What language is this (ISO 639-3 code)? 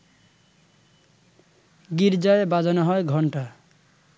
ben